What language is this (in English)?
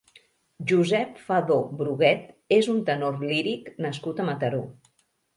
Catalan